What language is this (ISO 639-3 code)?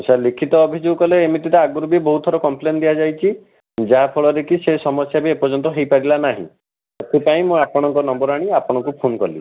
ori